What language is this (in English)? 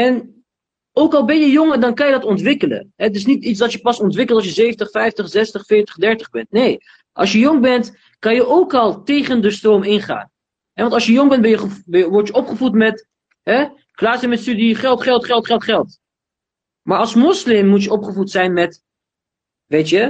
Dutch